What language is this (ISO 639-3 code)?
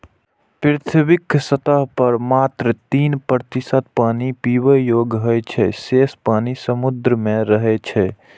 mai